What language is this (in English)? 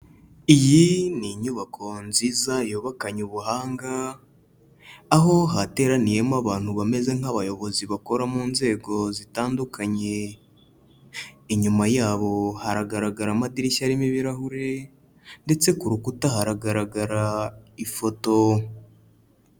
Kinyarwanda